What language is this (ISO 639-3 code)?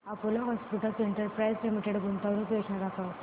mar